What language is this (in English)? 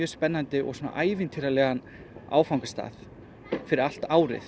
Icelandic